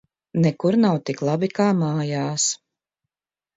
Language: Latvian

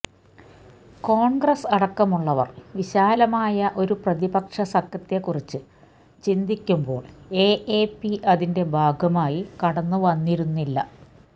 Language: Malayalam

